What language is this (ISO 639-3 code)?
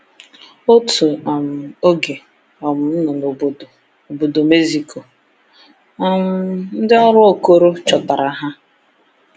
ibo